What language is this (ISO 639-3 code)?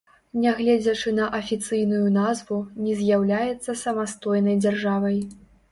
bel